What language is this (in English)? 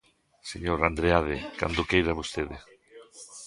Galician